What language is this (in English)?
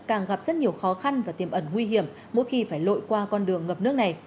Vietnamese